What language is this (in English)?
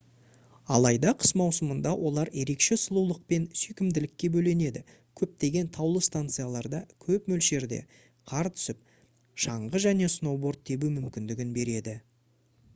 Kazakh